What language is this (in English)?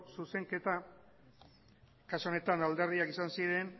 Basque